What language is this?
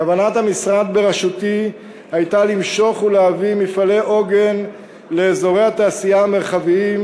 Hebrew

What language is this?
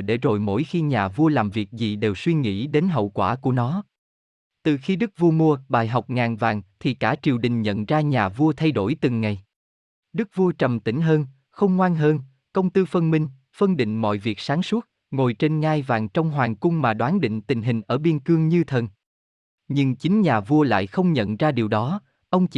Vietnamese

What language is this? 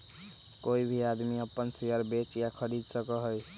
Magahi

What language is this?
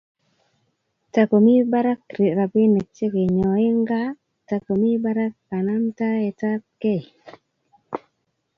Kalenjin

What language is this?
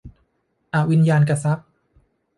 Thai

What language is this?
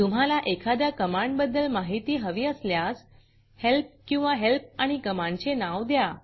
Marathi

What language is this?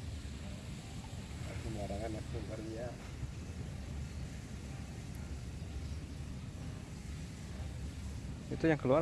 Indonesian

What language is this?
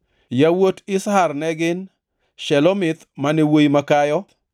Luo (Kenya and Tanzania)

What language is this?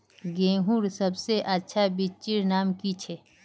Magahi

